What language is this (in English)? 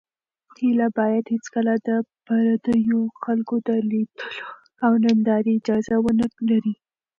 Pashto